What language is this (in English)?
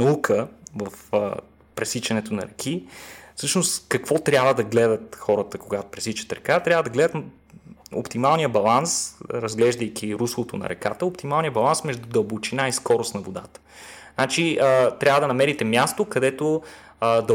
Bulgarian